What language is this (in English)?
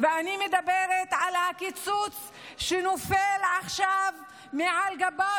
Hebrew